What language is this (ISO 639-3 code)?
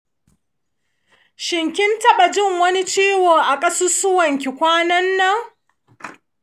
hau